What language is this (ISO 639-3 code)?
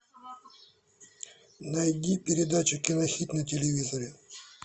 rus